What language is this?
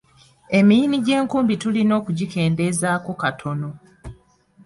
Ganda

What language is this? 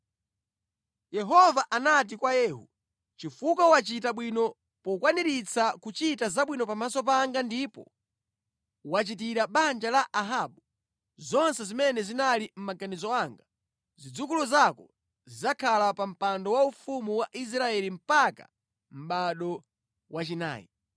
Nyanja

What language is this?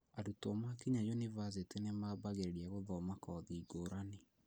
Kikuyu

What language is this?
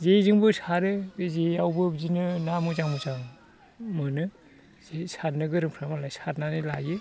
Bodo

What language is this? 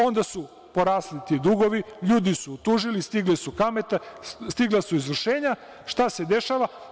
Serbian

